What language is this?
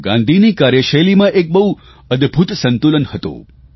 Gujarati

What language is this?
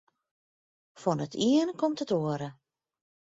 Western Frisian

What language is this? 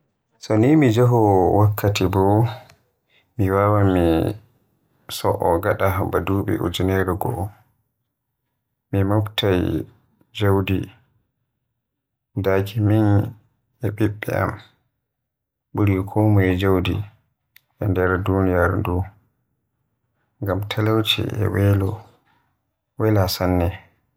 Western Niger Fulfulde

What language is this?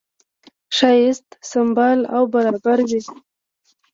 Pashto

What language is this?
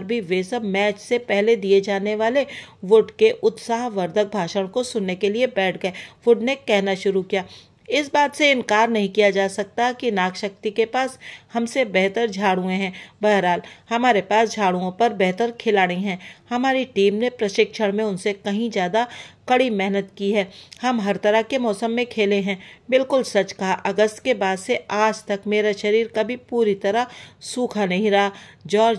Hindi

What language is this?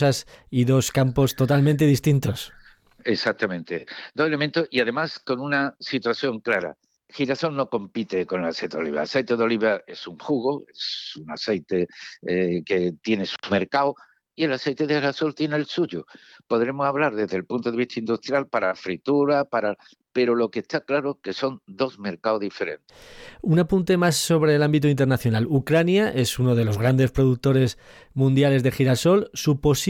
Spanish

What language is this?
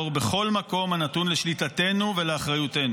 Hebrew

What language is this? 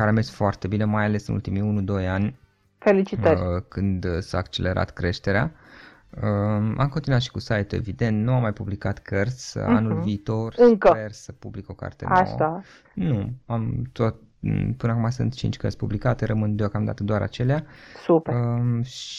Romanian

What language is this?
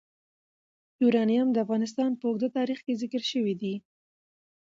Pashto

